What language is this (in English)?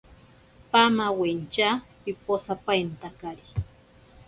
Ashéninka Perené